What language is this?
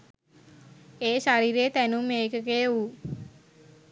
Sinhala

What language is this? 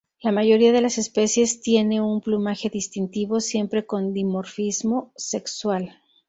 Spanish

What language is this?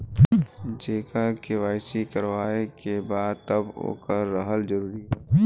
Bhojpuri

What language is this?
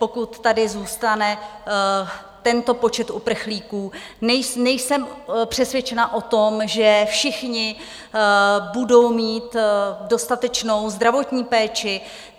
Czech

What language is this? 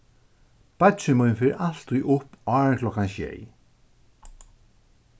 Faroese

